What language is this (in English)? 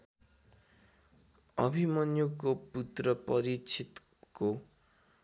Nepali